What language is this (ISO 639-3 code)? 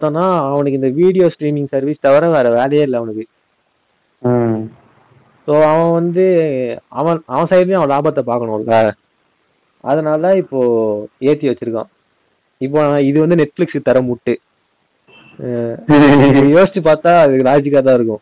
tam